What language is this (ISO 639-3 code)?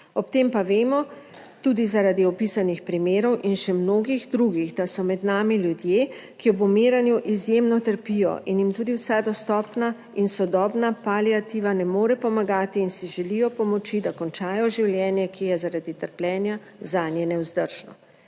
slv